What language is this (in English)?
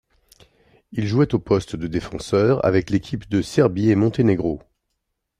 French